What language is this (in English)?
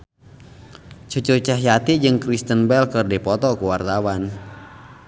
Sundanese